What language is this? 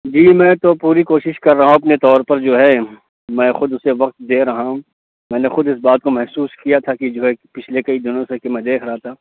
Urdu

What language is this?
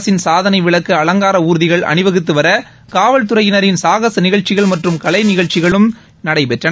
Tamil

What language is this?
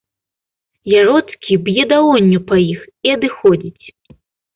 Belarusian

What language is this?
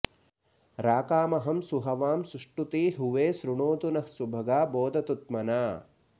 Sanskrit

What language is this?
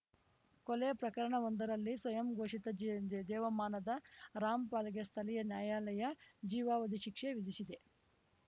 Kannada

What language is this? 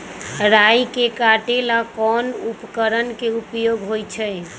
Magahi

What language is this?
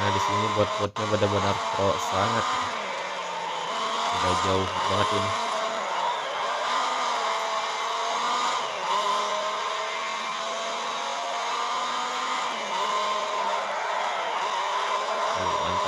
Indonesian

